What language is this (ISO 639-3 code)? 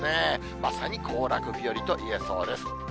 jpn